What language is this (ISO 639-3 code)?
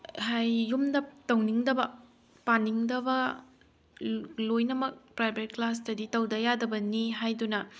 mni